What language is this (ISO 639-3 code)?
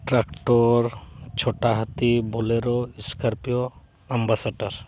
sat